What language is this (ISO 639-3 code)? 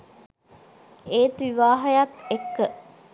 sin